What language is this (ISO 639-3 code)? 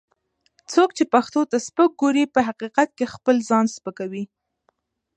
pus